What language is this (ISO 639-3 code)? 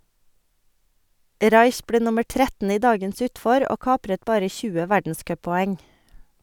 nor